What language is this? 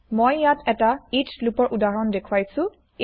Assamese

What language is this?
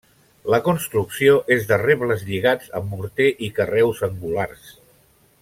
Catalan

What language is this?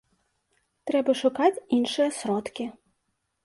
Belarusian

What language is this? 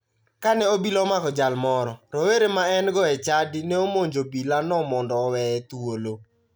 Luo (Kenya and Tanzania)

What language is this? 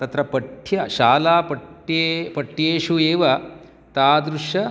Sanskrit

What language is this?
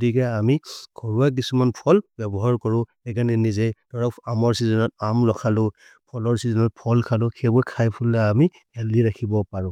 Maria (India)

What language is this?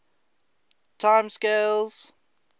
English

